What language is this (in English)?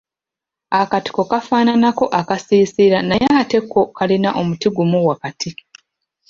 Ganda